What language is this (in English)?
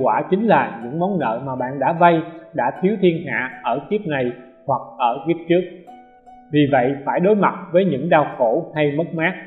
Vietnamese